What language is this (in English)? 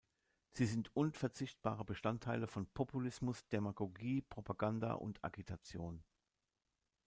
German